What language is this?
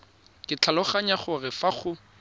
Tswana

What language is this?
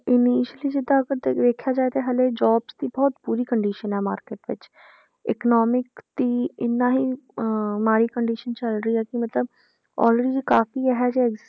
Punjabi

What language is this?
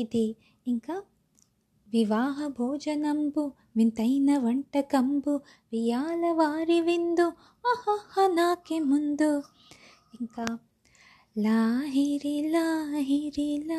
Telugu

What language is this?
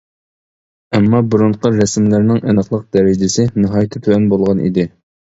Uyghur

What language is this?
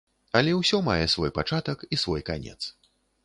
Belarusian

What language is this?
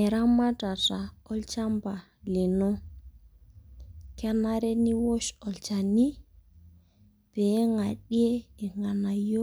Masai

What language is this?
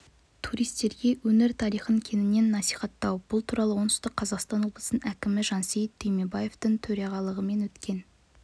Kazakh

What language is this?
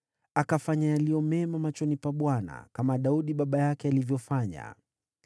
Swahili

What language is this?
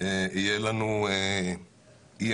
Hebrew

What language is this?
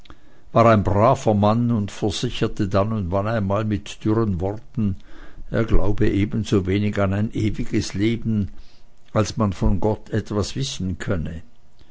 German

